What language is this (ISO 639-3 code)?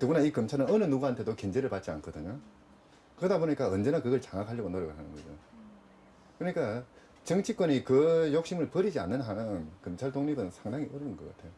kor